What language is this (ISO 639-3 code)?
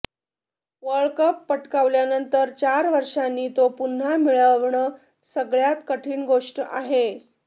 mar